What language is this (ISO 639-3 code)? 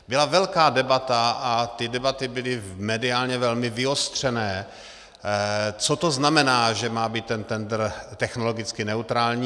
ces